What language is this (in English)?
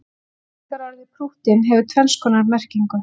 Icelandic